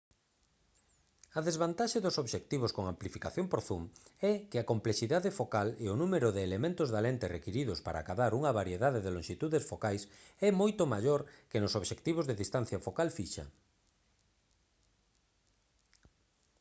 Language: Galician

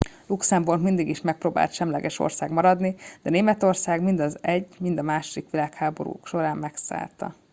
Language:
Hungarian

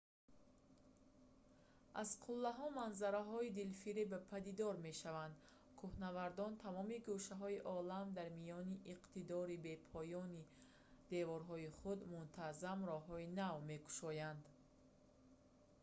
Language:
Tajik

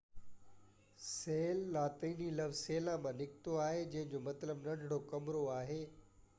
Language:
Sindhi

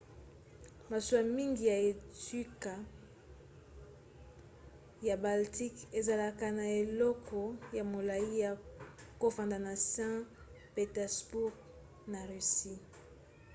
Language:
Lingala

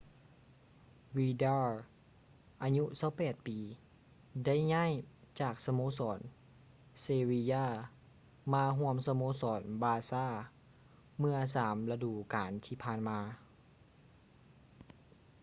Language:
Lao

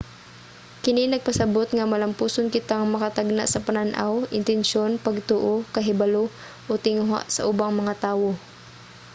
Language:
Cebuano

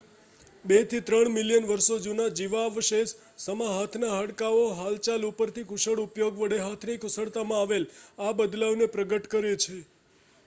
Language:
Gujarati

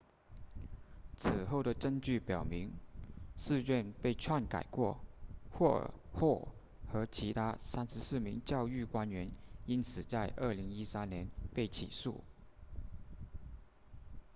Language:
Chinese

